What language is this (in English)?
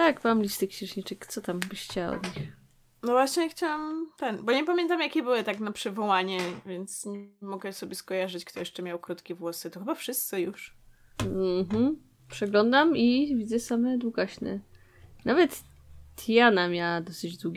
Polish